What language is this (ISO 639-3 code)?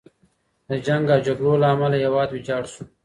pus